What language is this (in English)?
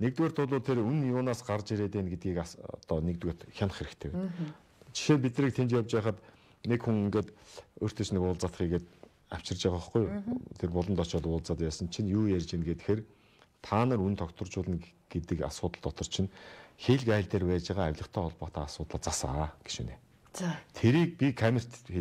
Korean